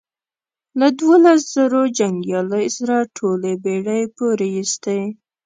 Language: Pashto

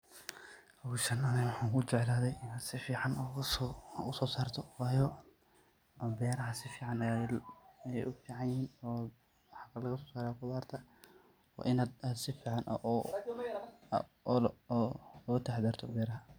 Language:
Somali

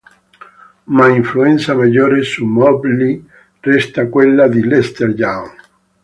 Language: Italian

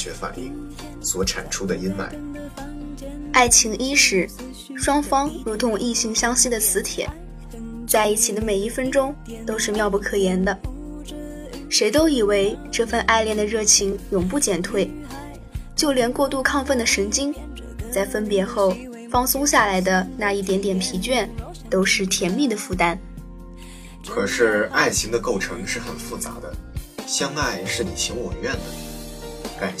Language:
Chinese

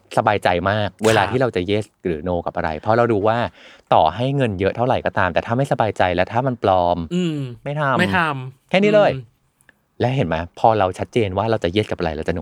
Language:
Thai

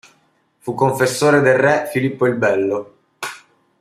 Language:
Italian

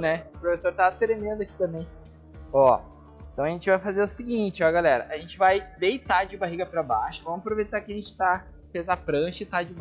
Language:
Portuguese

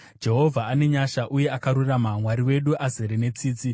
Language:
Shona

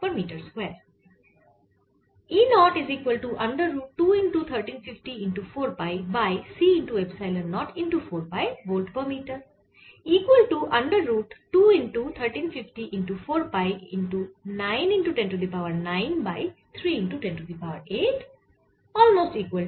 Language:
Bangla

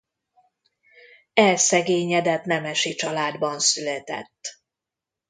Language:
Hungarian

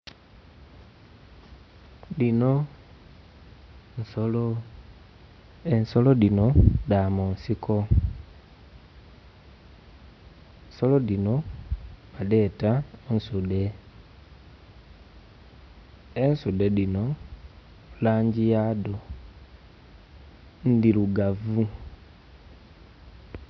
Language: Soga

